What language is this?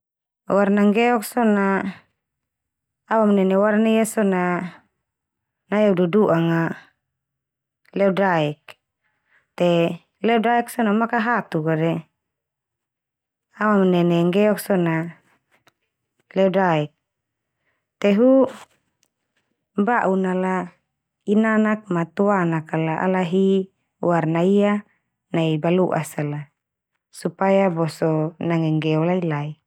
Termanu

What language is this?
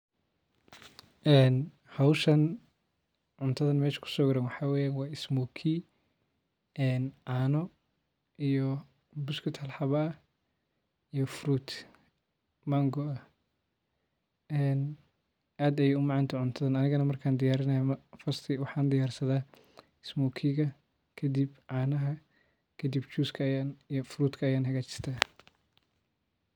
Somali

